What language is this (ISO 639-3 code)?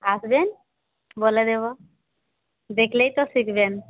ben